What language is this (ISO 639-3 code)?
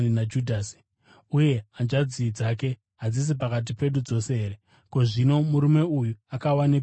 sna